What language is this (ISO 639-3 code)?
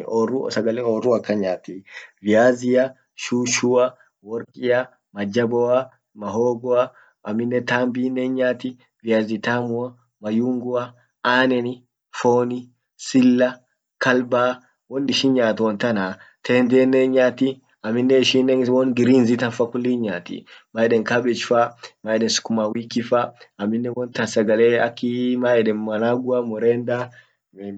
orc